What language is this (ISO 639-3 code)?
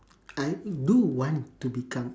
eng